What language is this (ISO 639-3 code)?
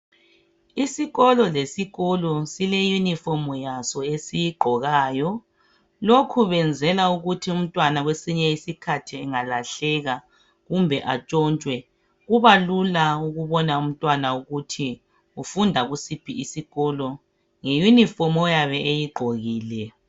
nde